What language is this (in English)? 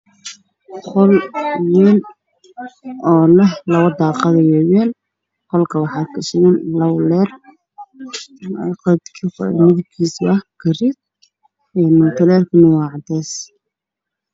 Somali